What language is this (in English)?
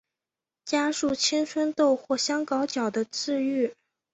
Chinese